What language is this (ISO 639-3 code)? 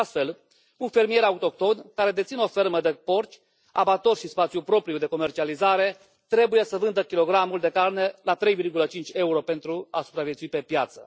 ron